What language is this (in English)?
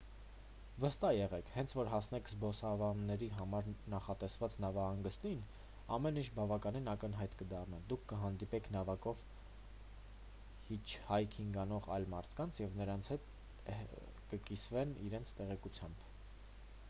Armenian